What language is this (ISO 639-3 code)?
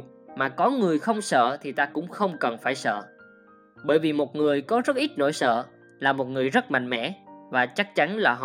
vie